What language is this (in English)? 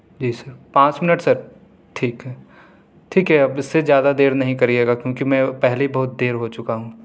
Urdu